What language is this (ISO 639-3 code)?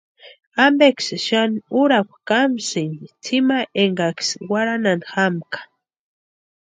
pua